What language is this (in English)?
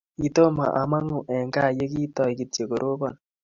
Kalenjin